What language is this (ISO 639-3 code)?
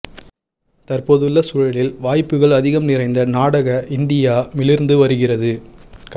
tam